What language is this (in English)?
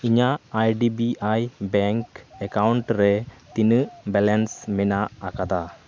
Santali